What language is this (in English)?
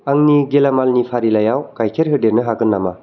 Bodo